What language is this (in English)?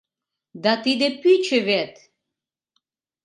Mari